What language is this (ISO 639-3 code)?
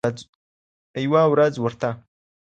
pus